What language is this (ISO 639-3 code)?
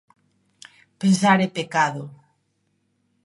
glg